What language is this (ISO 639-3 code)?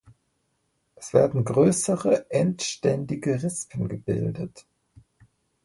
deu